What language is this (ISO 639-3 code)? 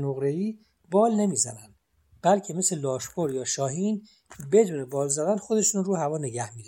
fas